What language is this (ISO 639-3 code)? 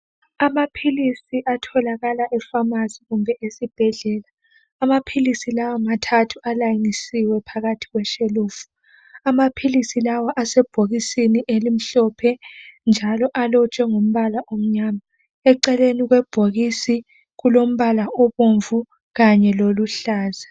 nde